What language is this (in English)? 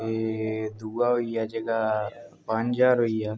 Dogri